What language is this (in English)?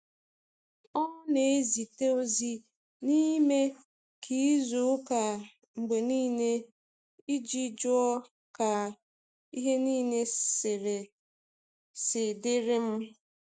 Igbo